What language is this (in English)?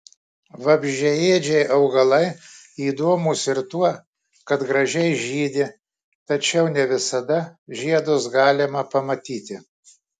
Lithuanian